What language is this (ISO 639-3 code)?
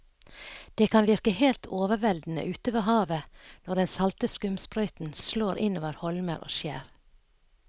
nor